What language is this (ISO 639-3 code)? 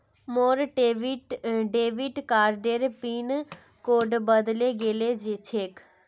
mag